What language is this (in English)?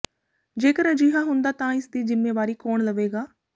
Punjabi